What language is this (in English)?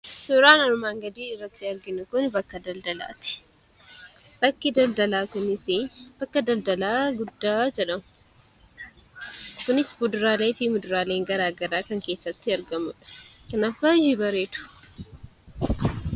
Oromo